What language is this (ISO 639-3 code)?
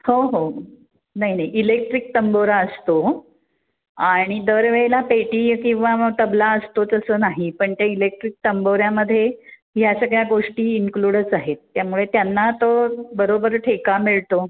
mar